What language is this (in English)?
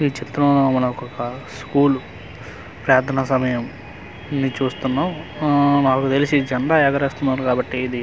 Telugu